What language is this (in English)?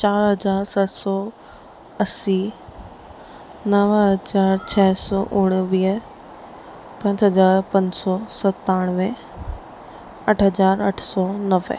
Sindhi